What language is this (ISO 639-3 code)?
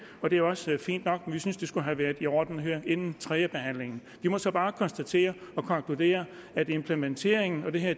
dan